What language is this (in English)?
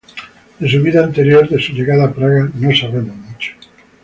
Spanish